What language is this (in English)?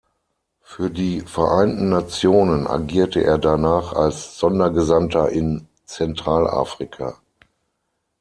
German